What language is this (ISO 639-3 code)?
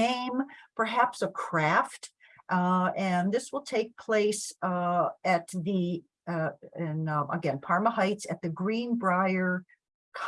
eng